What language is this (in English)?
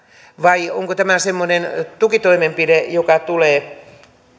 Finnish